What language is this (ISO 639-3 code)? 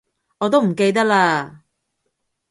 yue